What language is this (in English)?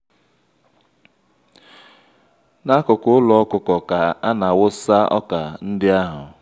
Igbo